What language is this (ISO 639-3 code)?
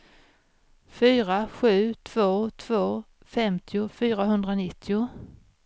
swe